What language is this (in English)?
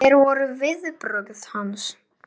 Icelandic